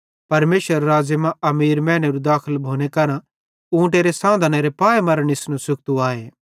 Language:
Bhadrawahi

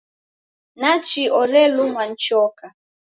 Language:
Taita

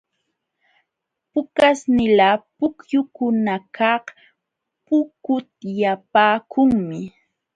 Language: Jauja Wanca Quechua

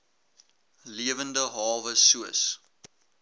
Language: Afrikaans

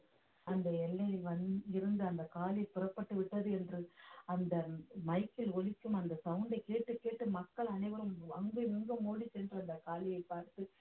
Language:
Tamil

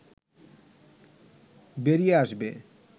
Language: Bangla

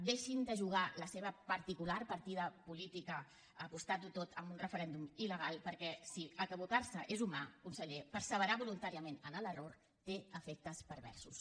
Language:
Catalan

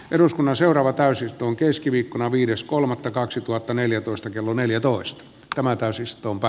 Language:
Finnish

